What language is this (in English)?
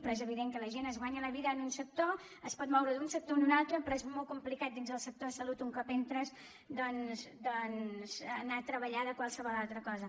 Catalan